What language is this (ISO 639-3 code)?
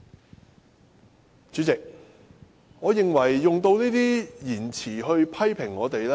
yue